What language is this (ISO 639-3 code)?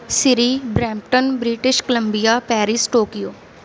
pan